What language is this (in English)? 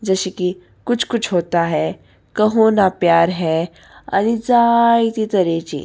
Konkani